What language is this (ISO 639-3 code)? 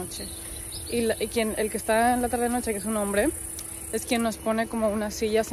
spa